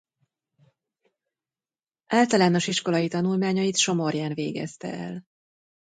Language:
Hungarian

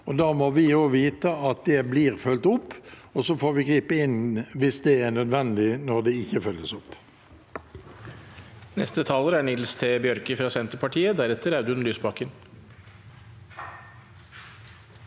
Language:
Norwegian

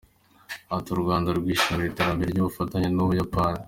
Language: Kinyarwanda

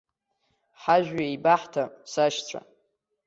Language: Abkhazian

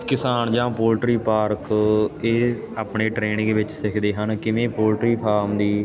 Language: Punjabi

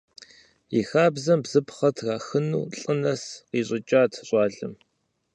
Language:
Kabardian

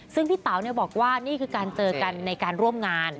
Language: Thai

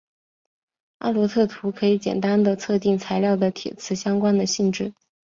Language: Chinese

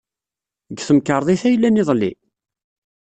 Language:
Kabyle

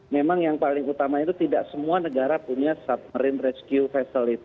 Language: Indonesian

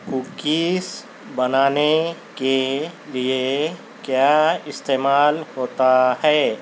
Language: Urdu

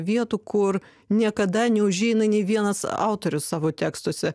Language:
Lithuanian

